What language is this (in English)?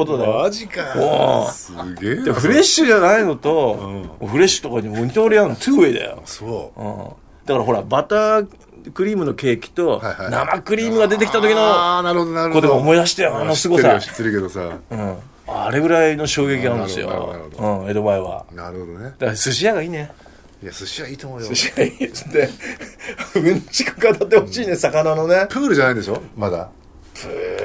Japanese